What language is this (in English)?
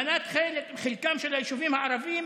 Hebrew